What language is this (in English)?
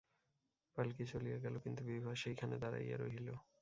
Bangla